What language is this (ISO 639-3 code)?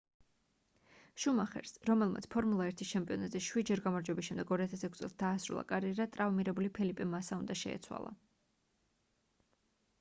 kat